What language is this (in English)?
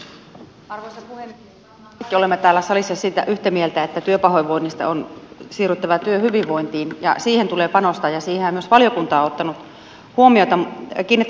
Finnish